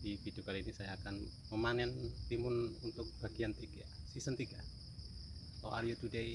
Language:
Indonesian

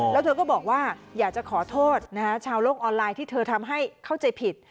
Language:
Thai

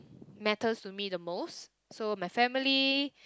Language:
English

